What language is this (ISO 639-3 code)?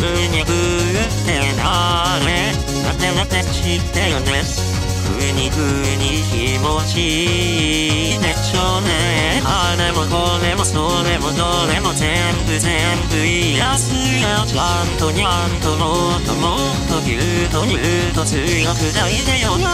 jpn